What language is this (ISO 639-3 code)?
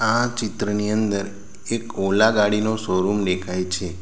guj